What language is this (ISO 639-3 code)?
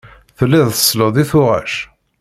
kab